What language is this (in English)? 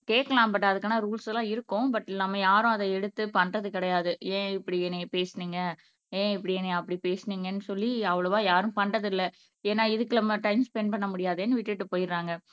Tamil